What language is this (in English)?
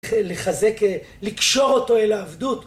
Hebrew